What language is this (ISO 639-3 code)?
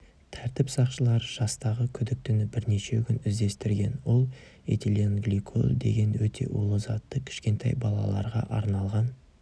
kaz